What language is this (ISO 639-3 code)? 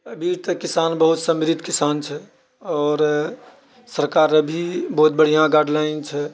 mai